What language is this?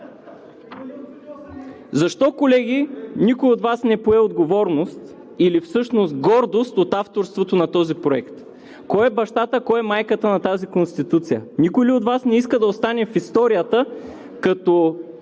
Bulgarian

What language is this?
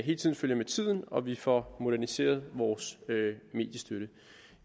Danish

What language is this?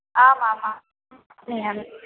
Sanskrit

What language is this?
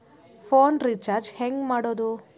Kannada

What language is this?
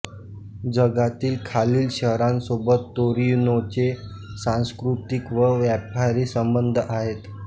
Marathi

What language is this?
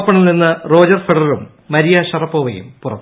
Malayalam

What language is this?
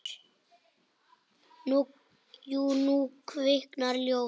Icelandic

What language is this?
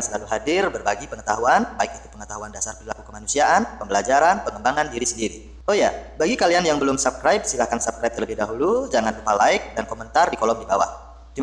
Indonesian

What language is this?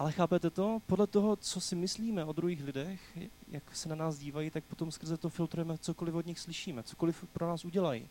Czech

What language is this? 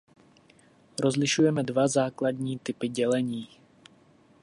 Czech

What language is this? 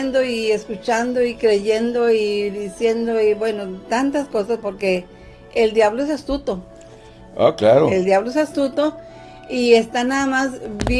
Spanish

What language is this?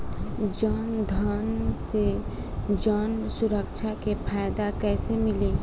Bhojpuri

